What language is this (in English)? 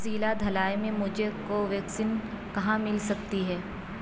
Urdu